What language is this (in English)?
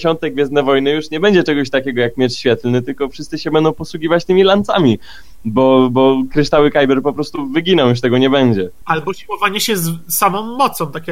Polish